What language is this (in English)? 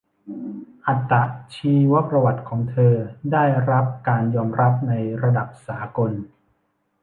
Thai